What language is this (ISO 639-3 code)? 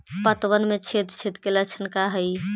mag